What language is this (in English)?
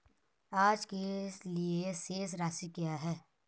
Hindi